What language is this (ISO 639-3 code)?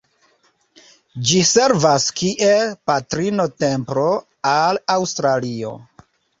epo